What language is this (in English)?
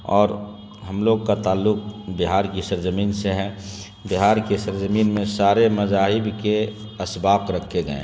Urdu